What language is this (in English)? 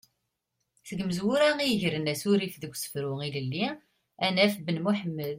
Kabyle